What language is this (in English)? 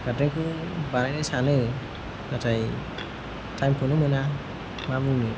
Bodo